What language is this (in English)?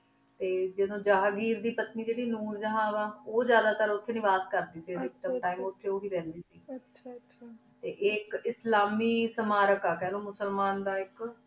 Punjabi